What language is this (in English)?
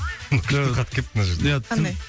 Kazakh